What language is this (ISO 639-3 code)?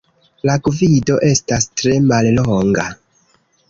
epo